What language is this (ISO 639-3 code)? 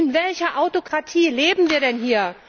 deu